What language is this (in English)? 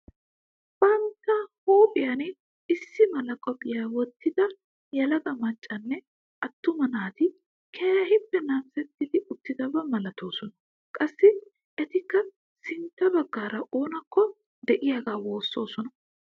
Wolaytta